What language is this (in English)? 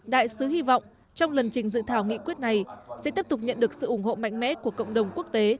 Vietnamese